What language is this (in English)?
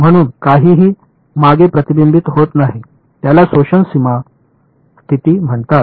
Marathi